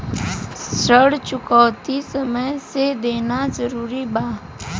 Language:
Bhojpuri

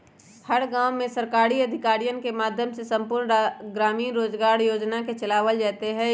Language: Magahi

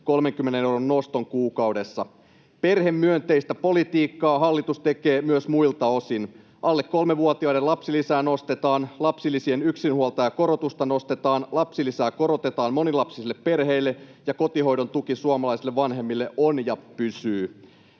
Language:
Finnish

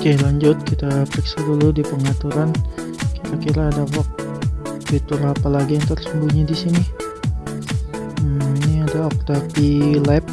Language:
Indonesian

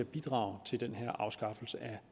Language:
Danish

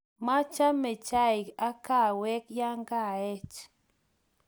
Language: Kalenjin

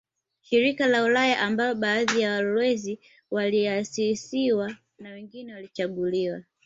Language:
Swahili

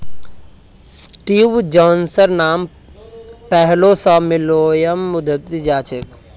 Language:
Magahi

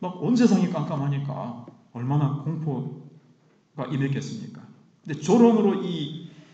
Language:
Korean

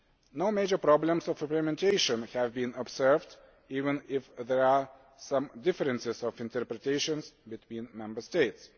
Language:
English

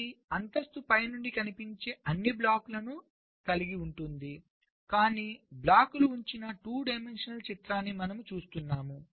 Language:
Telugu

